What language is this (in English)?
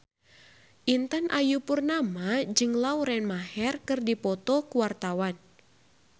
Sundanese